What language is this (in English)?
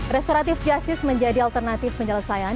Indonesian